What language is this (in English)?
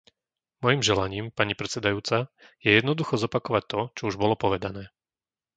Slovak